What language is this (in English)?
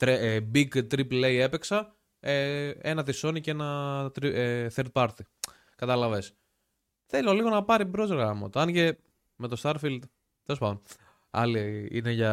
Greek